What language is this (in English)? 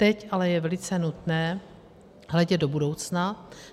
Czech